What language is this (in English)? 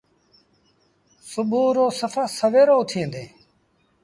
Sindhi Bhil